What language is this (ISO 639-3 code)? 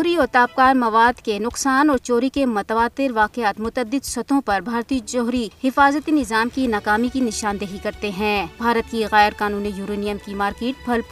urd